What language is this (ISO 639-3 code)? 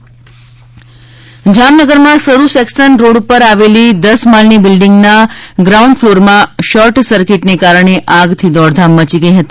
guj